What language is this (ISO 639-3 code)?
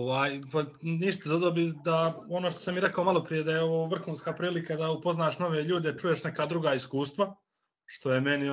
hrv